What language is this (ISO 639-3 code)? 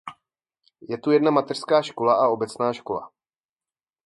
ces